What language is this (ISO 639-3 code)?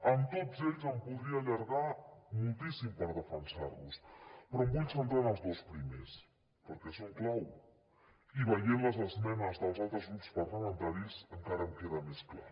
cat